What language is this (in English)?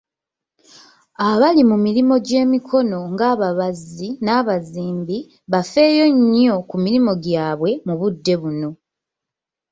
Ganda